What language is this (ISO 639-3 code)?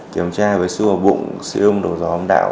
vie